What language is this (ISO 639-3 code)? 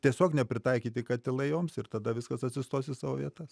lit